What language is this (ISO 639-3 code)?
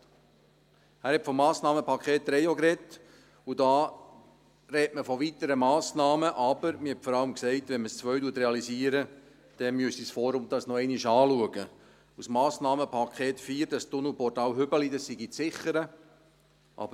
gsw